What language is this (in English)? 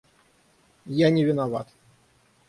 Russian